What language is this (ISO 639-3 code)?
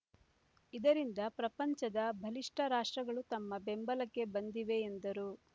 kan